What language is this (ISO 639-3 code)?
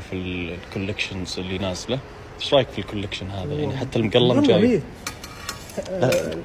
ara